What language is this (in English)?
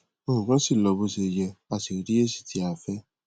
Yoruba